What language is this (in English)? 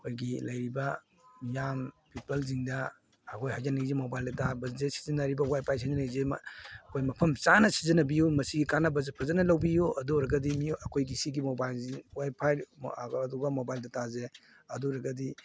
Manipuri